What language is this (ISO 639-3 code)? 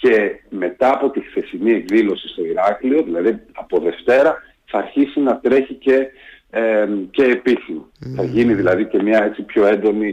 ell